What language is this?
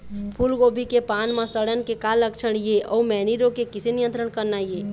Chhattisgarhi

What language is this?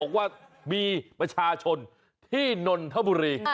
Thai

